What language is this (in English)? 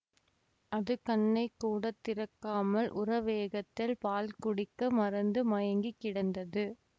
Tamil